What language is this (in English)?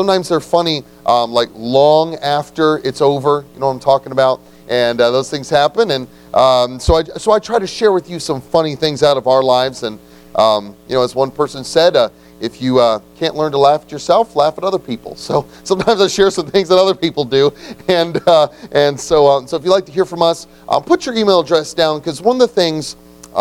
English